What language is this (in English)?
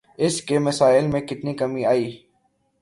Urdu